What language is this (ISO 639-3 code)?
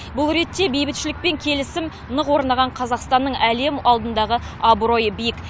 kaz